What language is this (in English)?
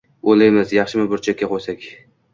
Uzbek